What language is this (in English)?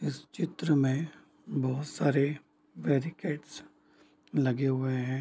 Hindi